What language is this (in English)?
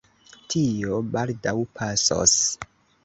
Esperanto